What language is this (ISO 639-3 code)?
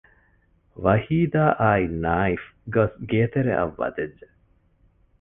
div